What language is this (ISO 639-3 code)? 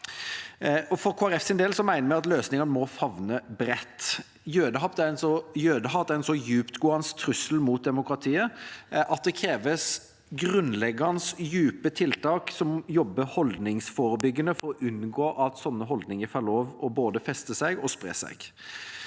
nor